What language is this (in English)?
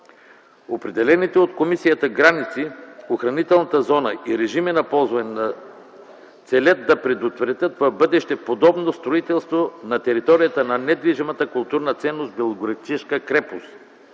Bulgarian